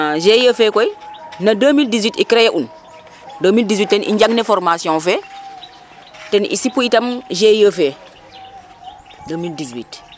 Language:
Serer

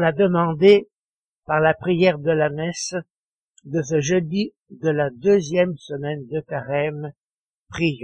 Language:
French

